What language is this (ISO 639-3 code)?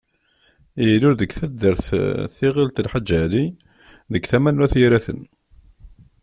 kab